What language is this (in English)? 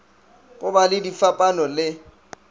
Northern Sotho